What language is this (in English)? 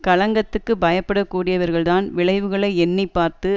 Tamil